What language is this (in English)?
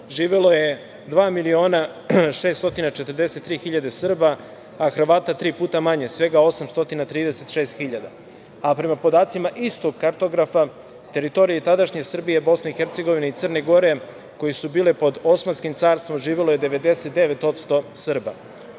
Serbian